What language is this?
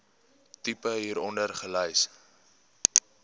Afrikaans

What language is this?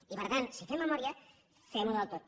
Catalan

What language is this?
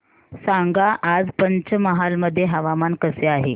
Marathi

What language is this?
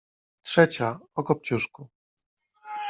Polish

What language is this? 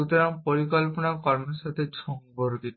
Bangla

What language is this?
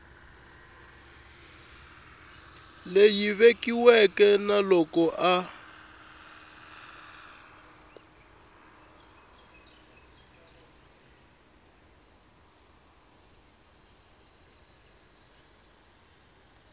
Tsonga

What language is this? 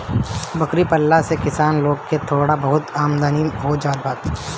Bhojpuri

